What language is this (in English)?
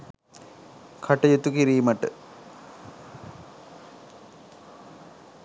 Sinhala